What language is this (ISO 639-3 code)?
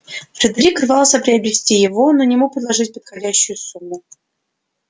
rus